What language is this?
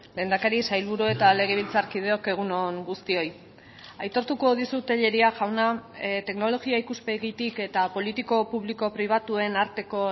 Basque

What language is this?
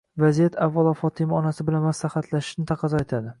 Uzbek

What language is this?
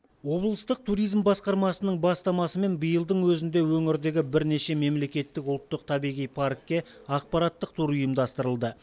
Kazakh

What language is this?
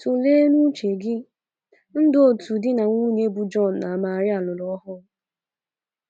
Igbo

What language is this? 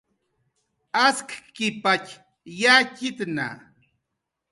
Jaqaru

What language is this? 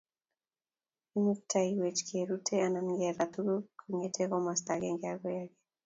Kalenjin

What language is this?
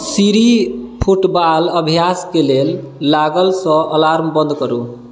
Maithili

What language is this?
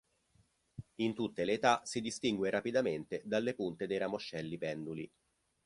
Italian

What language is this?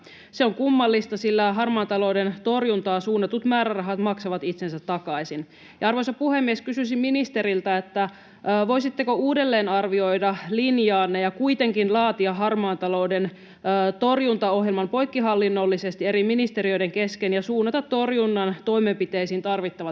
Finnish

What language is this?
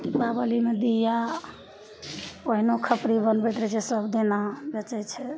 Maithili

